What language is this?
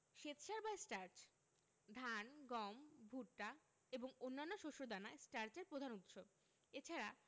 Bangla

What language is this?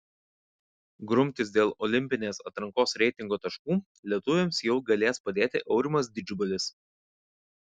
Lithuanian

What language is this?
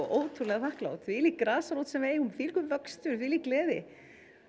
Icelandic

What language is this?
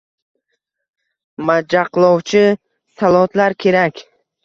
Uzbek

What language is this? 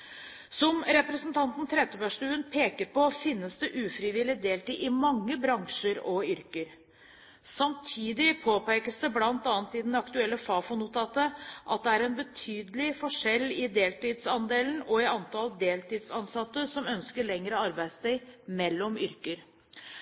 Norwegian Bokmål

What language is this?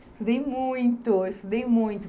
Portuguese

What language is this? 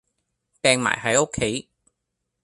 Cantonese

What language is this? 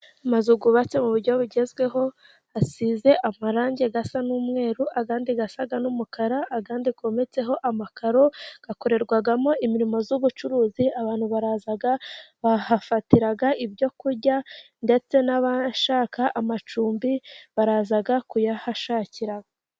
Kinyarwanda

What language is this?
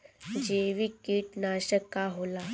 Bhojpuri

